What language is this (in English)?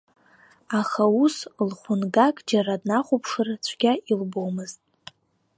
Abkhazian